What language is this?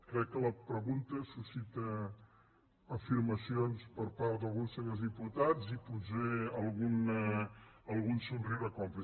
Catalan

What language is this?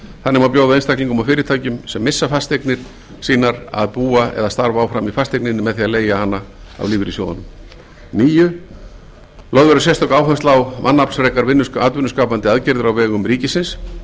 Icelandic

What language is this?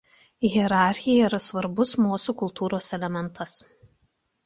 Lithuanian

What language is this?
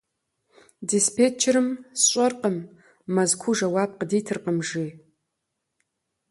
Kabardian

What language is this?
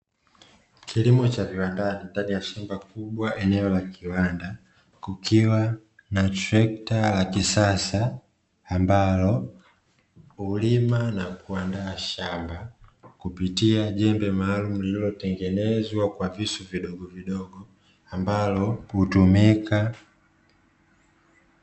Swahili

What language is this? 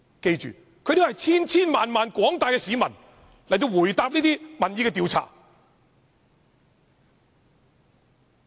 Cantonese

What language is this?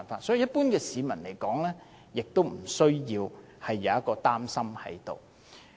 Cantonese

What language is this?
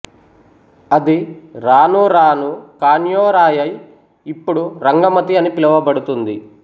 Telugu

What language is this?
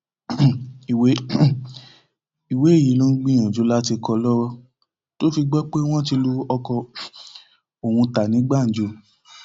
Yoruba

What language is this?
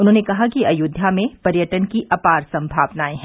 Hindi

